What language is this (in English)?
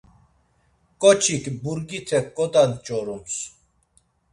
Laz